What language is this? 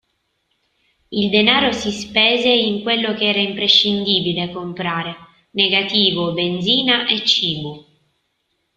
Italian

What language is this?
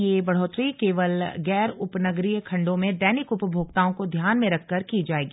Hindi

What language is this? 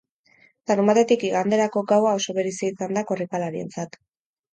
Basque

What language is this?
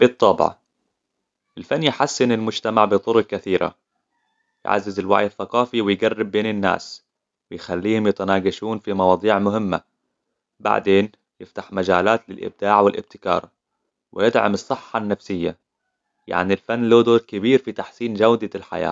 Hijazi Arabic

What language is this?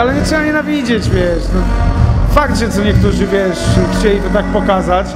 Polish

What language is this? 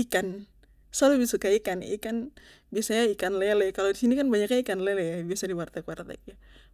Papuan Malay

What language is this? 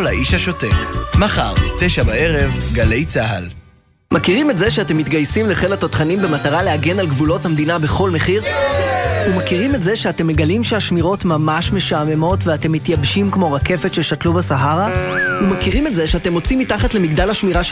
Hebrew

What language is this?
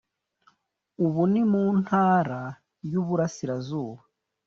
Kinyarwanda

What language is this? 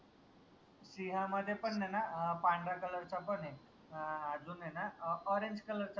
Marathi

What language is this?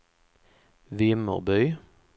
Swedish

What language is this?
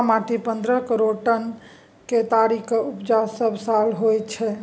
Maithili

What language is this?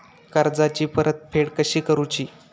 Marathi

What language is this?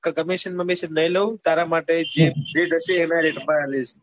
Gujarati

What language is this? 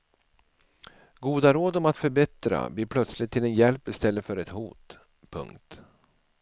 Swedish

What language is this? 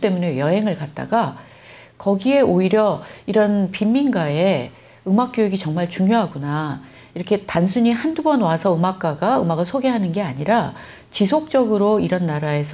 Korean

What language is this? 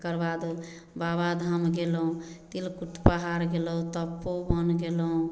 Maithili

